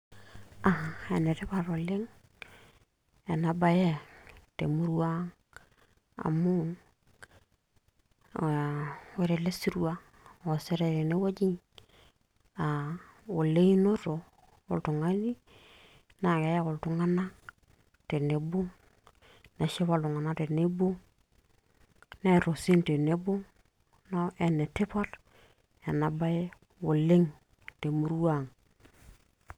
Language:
Masai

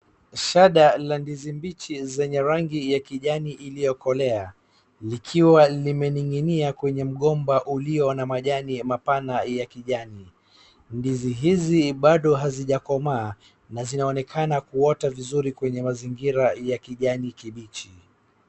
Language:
Swahili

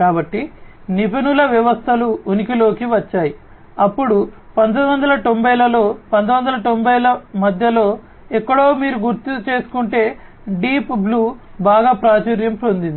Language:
Telugu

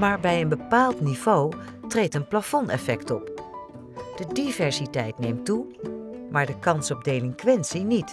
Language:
Dutch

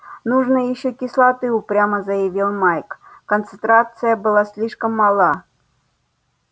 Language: Russian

